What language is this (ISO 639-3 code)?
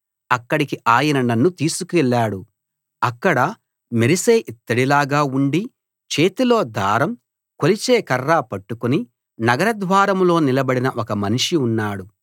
tel